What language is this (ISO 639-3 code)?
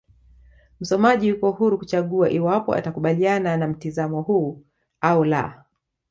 swa